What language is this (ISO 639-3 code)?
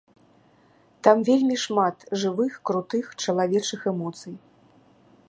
bel